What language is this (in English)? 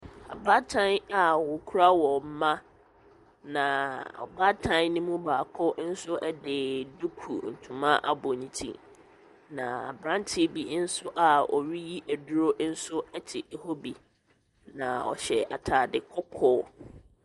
Akan